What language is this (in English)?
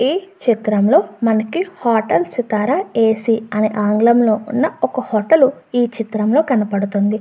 Telugu